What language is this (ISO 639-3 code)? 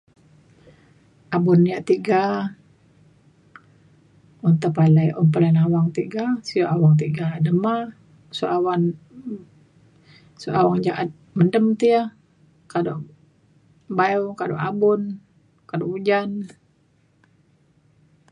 xkl